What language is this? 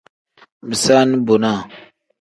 Tem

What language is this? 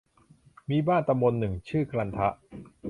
Thai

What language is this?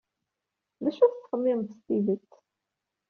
Kabyle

